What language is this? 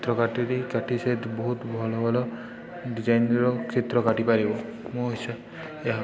Odia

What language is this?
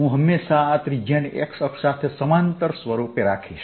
Gujarati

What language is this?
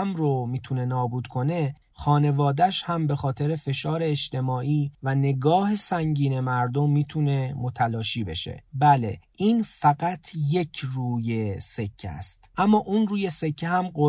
Persian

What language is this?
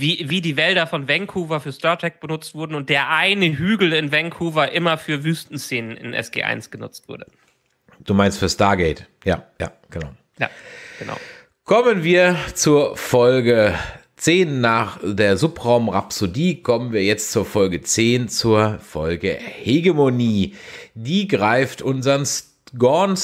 German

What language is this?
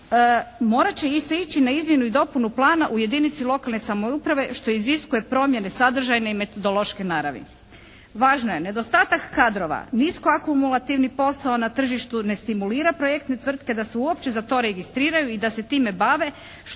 Croatian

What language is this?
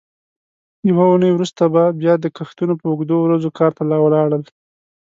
Pashto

